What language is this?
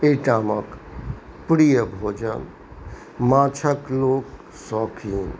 Maithili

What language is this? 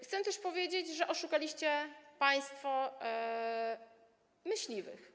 Polish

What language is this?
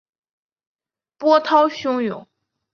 Chinese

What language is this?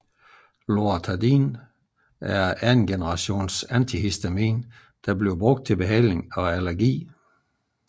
Danish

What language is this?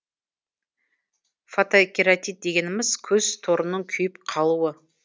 Kazakh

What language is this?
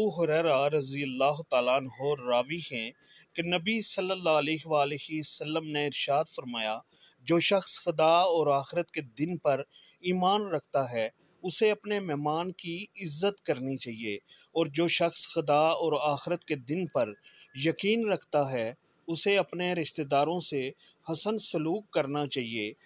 Hindi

